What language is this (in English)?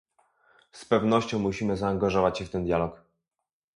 Polish